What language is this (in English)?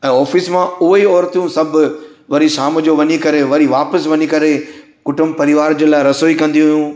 Sindhi